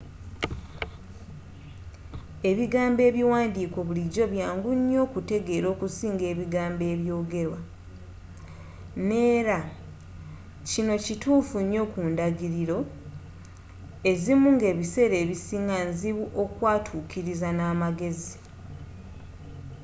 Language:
Ganda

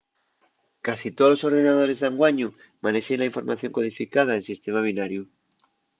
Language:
Asturian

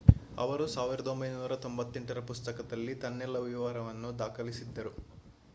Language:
Kannada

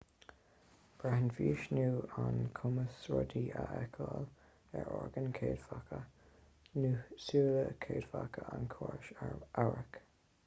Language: Irish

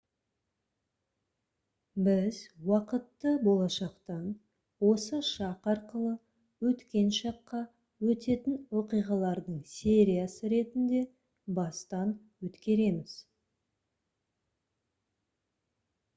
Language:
Kazakh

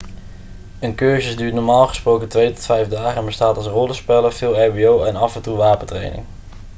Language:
Dutch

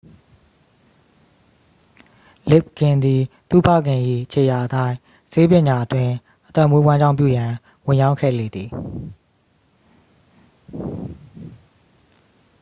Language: Burmese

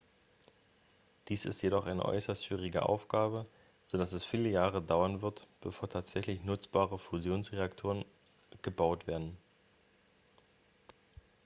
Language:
German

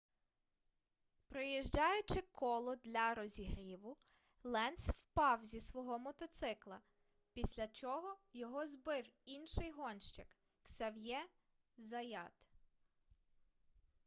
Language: Ukrainian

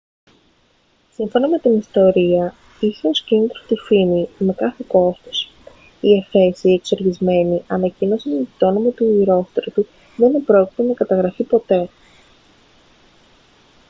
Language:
Greek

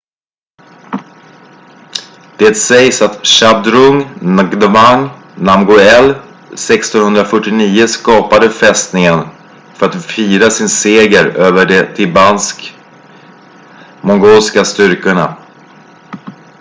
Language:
Swedish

